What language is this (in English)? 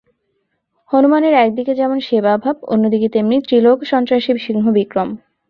Bangla